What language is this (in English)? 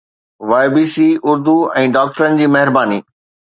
Sindhi